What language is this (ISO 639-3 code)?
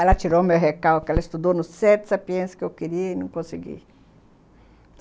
por